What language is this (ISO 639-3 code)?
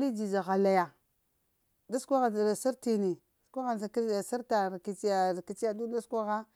hia